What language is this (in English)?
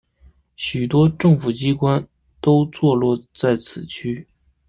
Chinese